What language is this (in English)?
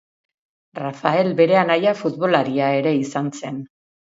Basque